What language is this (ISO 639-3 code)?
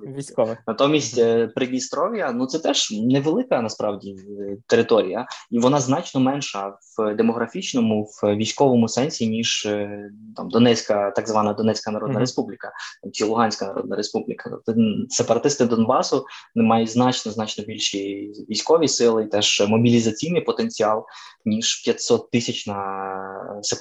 ukr